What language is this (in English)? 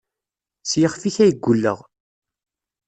Kabyle